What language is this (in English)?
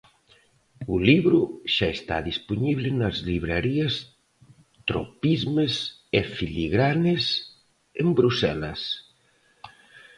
Galician